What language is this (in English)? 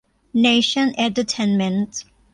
Thai